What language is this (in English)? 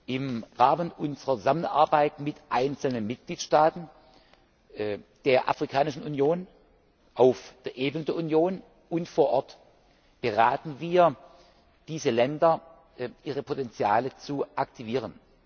German